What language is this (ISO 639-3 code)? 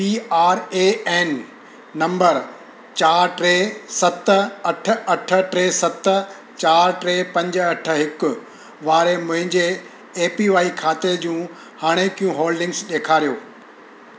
snd